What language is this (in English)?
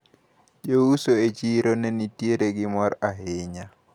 Luo (Kenya and Tanzania)